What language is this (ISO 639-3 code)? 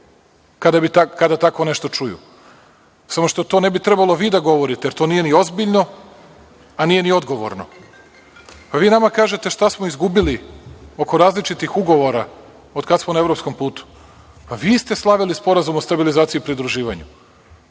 srp